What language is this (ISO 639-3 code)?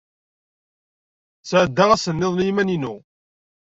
kab